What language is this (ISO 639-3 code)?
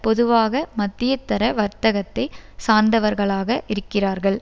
tam